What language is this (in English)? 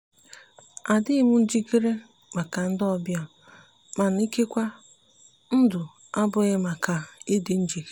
Igbo